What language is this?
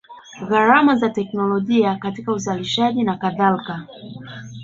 Swahili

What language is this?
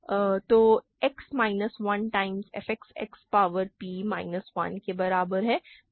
Hindi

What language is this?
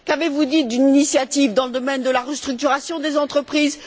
French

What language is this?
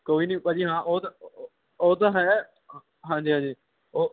Punjabi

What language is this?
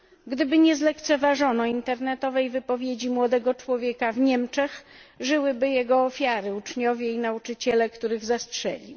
Polish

